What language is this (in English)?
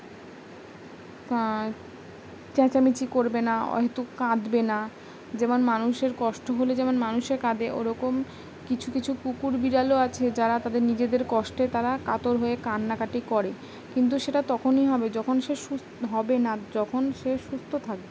Bangla